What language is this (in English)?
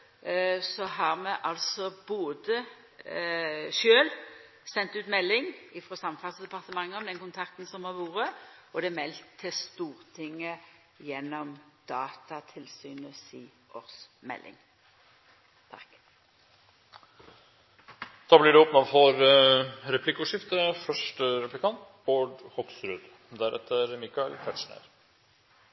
Norwegian